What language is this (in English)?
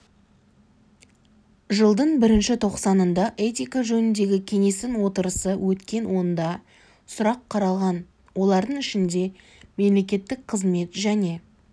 Kazakh